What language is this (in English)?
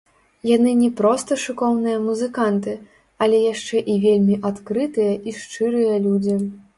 Belarusian